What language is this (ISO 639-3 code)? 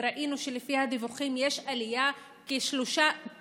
heb